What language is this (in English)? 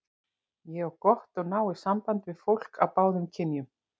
Icelandic